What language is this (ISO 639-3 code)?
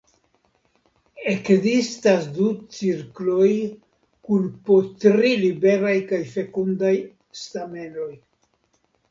epo